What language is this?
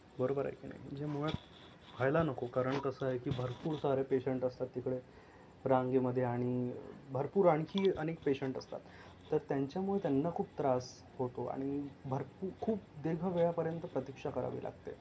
Marathi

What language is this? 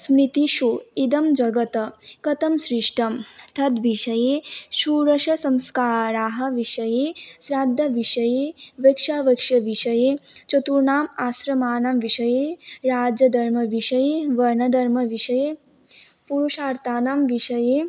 Sanskrit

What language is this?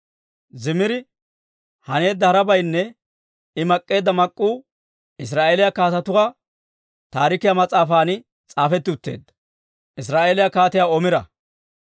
Dawro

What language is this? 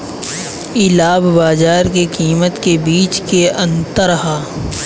Bhojpuri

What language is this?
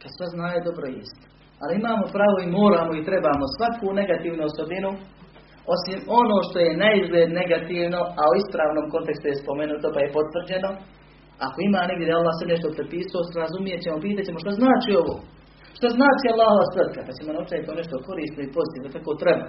Croatian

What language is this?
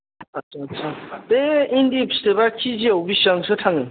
Bodo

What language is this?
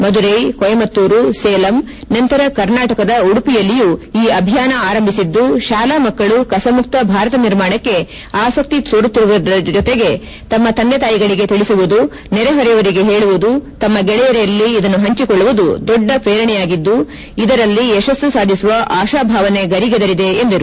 Kannada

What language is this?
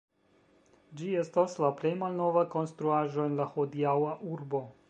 Esperanto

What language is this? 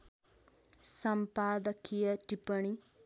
Nepali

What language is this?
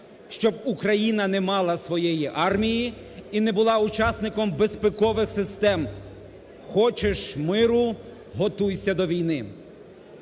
Ukrainian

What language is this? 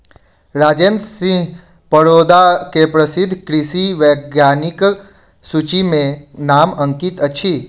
Maithili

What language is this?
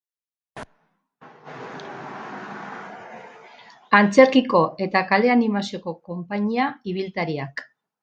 Basque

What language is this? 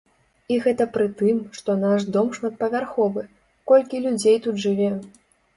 Belarusian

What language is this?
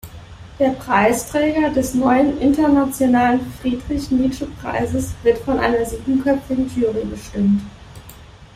German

